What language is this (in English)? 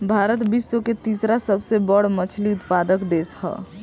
Bhojpuri